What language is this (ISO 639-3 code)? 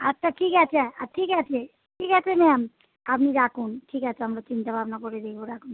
ben